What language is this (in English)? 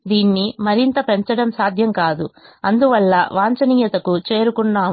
Telugu